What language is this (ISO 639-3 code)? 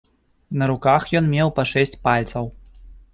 bel